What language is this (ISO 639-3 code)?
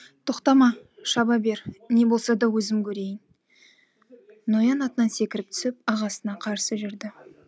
kaz